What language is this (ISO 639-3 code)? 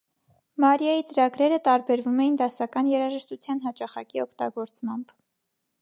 hye